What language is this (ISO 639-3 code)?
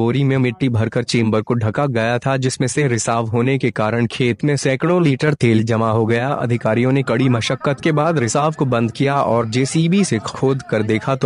hin